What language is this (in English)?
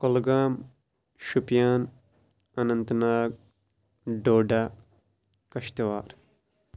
Kashmiri